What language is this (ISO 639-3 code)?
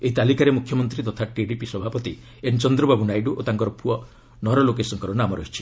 ori